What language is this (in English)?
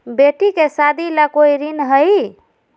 Magahi